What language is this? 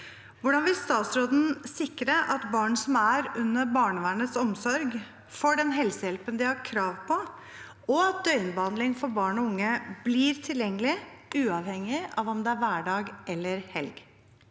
Norwegian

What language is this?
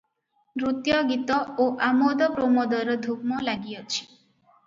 Odia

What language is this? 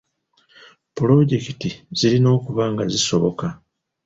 Ganda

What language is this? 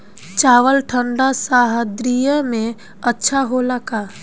Bhojpuri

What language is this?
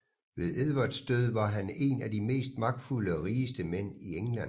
Danish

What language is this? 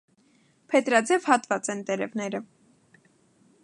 Armenian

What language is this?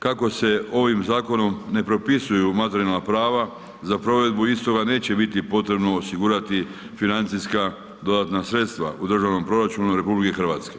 Croatian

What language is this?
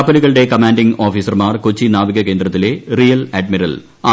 Malayalam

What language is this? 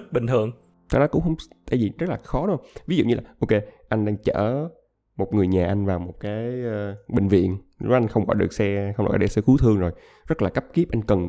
Vietnamese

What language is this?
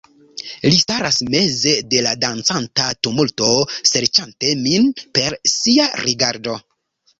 Esperanto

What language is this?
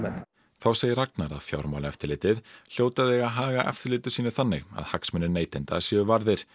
Icelandic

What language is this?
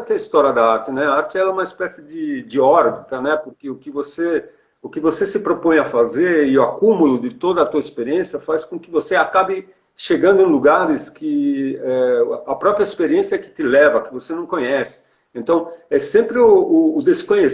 Portuguese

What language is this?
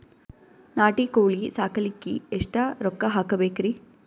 Kannada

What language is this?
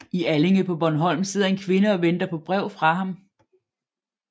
Danish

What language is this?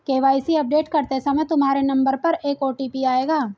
Hindi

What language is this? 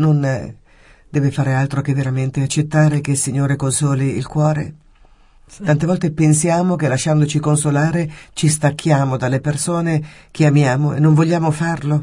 Italian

